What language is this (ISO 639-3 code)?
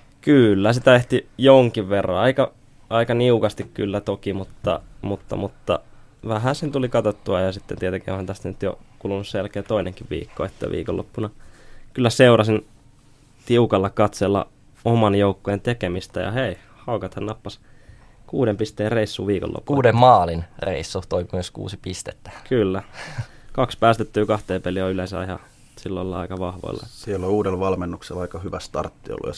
fin